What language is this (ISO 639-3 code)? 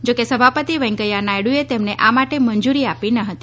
guj